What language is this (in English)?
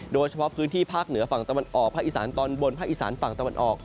Thai